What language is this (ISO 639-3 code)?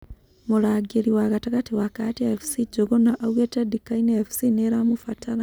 kik